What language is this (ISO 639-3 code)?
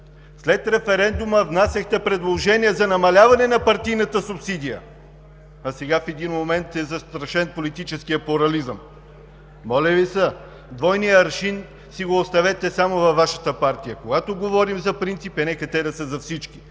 bul